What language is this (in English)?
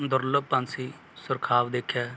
Punjabi